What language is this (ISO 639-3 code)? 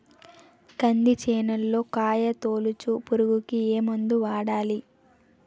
tel